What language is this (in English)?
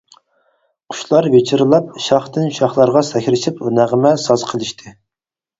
Uyghur